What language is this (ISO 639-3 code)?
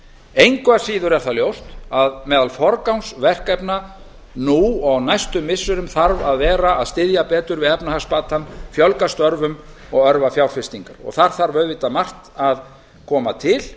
isl